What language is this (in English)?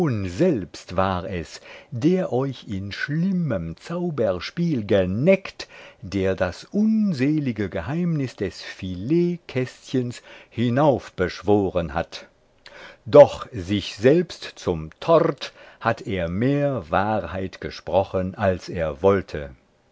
German